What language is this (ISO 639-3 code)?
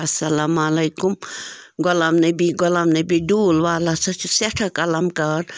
kas